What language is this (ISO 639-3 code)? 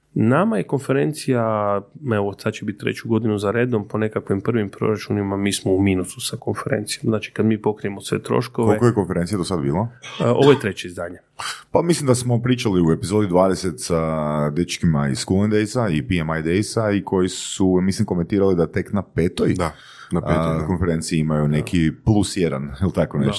hrv